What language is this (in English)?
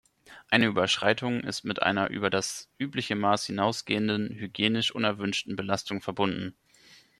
German